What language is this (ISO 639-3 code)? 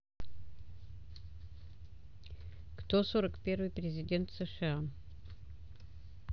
rus